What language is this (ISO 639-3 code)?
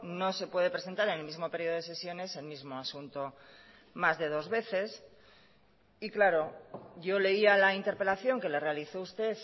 spa